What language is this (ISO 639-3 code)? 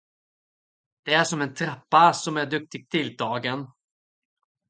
swe